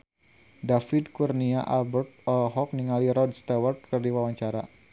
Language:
Sundanese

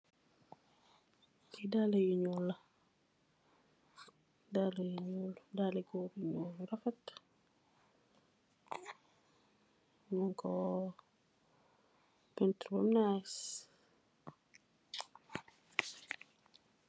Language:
Wolof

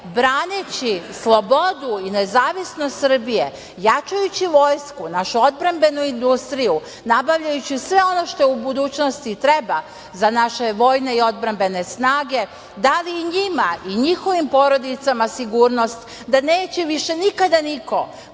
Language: Serbian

